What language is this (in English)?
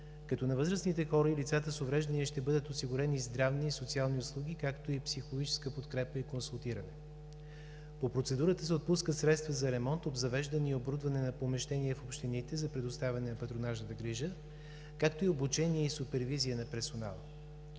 Bulgarian